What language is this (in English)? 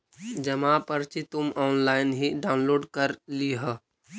Magahi